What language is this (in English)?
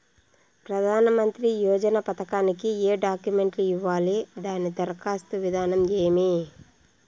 Telugu